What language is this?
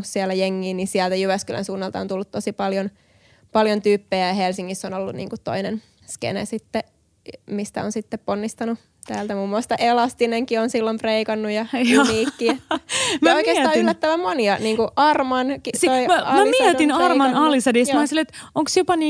Finnish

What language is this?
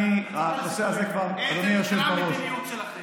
Hebrew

